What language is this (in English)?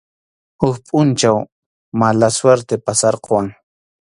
Arequipa-La Unión Quechua